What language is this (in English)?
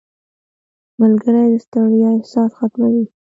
Pashto